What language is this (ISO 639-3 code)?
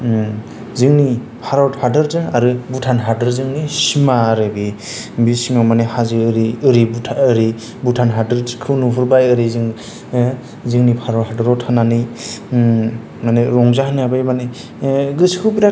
brx